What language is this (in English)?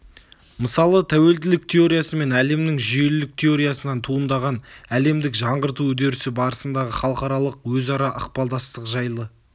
Kazakh